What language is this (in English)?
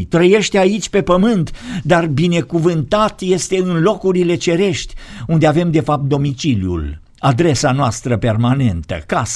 Romanian